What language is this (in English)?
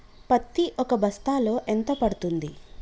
Telugu